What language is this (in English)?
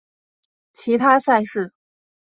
Chinese